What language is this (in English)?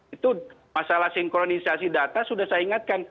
Indonesian